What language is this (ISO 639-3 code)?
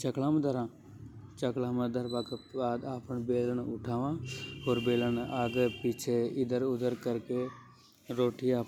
hoj